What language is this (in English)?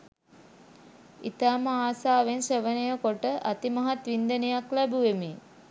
Sinhala